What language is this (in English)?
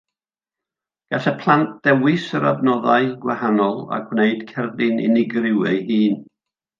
Welsh